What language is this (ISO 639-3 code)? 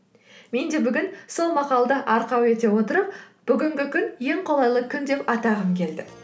kaz